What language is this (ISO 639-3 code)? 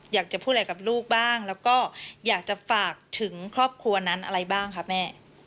tha